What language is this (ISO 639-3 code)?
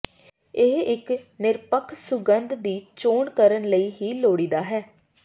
pan